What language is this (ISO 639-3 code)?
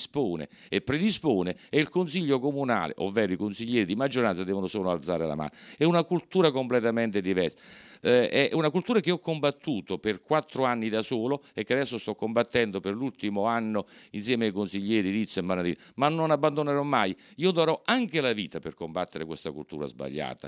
ita